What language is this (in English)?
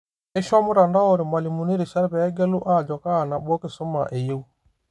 Masai